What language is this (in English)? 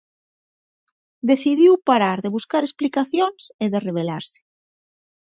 Galician